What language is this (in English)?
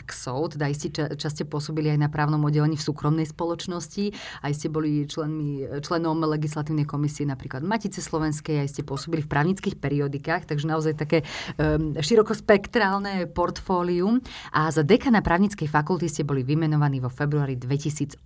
Slovak